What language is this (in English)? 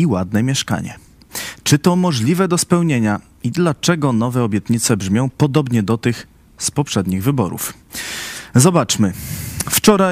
Polish